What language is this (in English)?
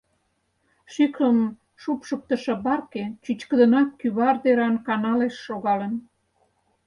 Mari